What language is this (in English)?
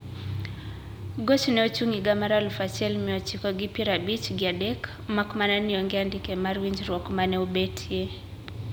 Luo (Kenya and Tanzania)